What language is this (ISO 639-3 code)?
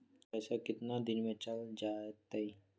mag